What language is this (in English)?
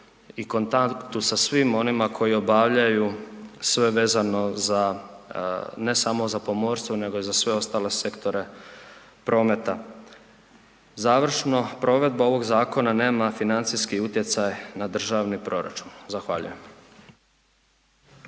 Croatian